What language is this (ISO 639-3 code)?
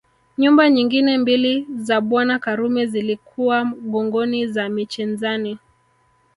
swa